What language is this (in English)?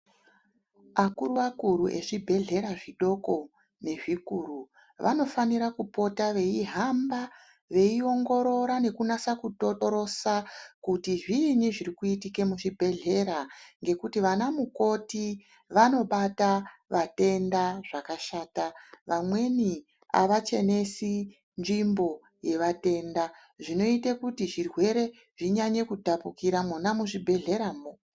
Ndau